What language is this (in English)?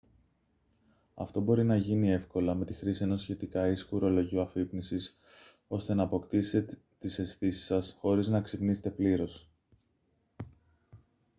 Greek